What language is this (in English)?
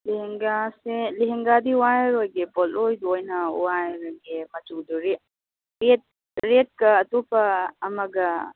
Manipuri